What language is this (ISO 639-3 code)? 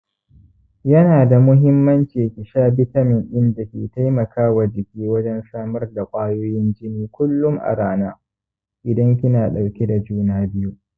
hau